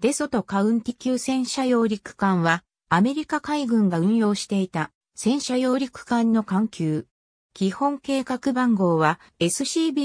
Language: Japanese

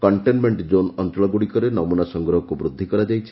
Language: Odia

